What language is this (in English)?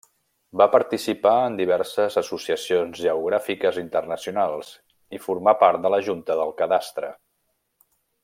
Catalan